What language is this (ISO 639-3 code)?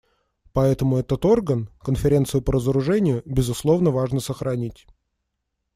rus